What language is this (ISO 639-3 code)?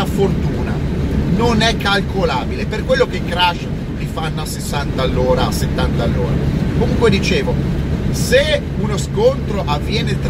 ita